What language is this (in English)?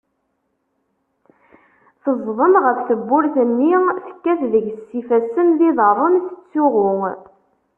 Kabyle